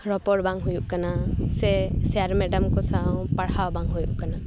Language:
Santali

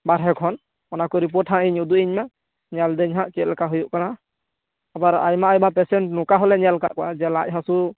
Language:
Santali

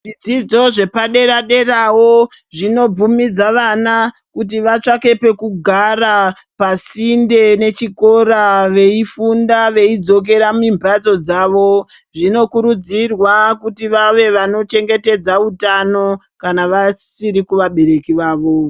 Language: Ndau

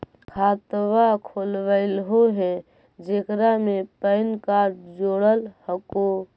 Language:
Magahi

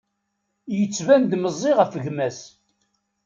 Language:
Kabyle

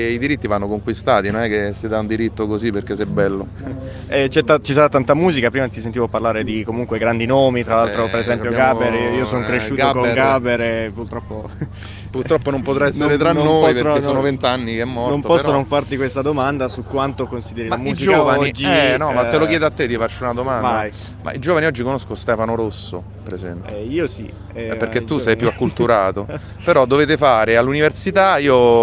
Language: Italian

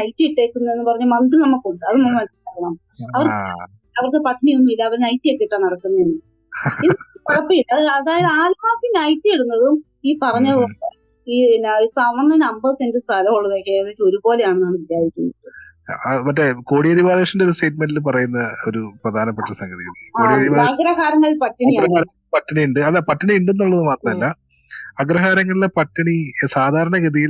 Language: Malayalam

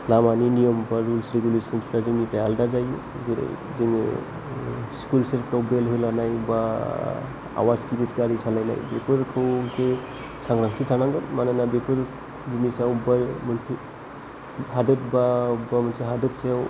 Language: Bodo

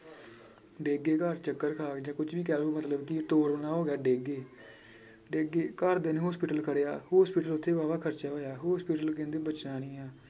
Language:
Punjabi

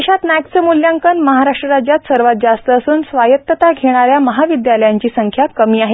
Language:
Marathi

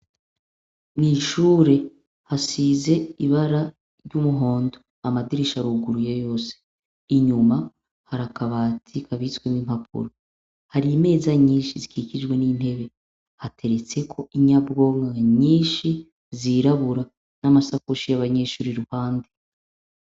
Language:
Rundi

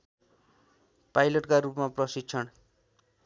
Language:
Nepali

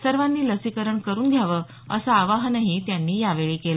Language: Marathi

